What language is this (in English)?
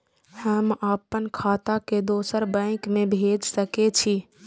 Maithili